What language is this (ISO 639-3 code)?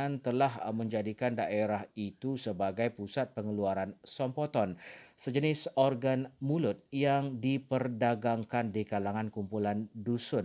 msa